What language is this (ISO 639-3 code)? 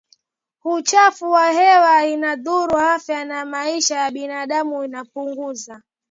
swa